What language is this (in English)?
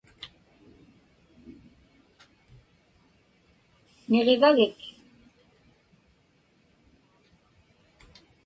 Inupiaq